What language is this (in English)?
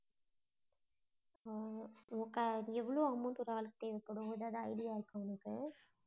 Tamil